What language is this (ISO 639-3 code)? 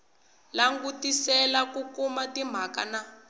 tso